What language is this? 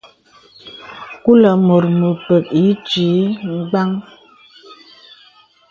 Bebele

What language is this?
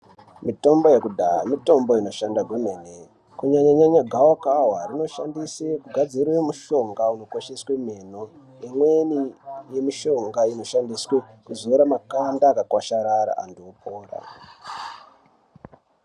Ndau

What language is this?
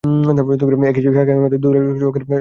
Bangla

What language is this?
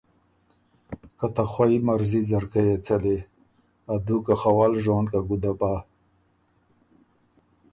Ormuri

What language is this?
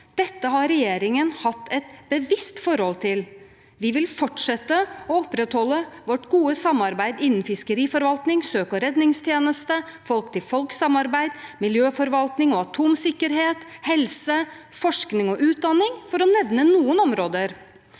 Norwegian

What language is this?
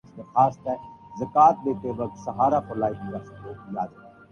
Urdu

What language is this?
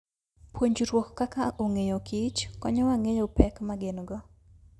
Luo (Kenya and Tanzania)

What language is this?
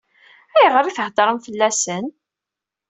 Kabyle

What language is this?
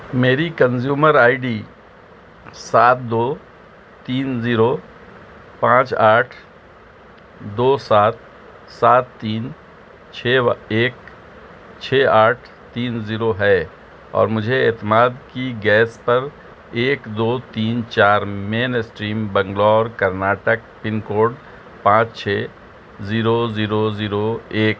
Urdu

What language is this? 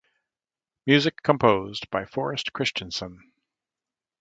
English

